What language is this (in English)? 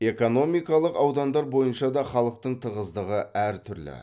Kazakh